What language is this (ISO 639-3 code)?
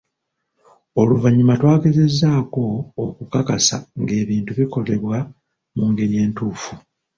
lug